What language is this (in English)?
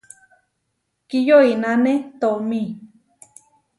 Huarijio